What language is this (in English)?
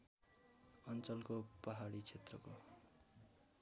Nepali